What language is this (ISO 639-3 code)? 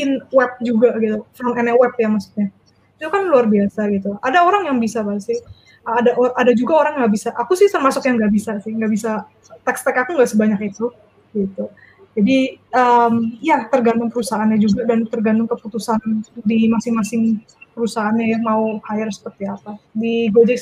ind